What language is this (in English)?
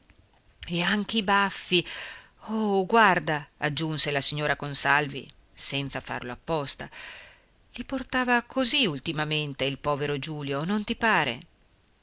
Italian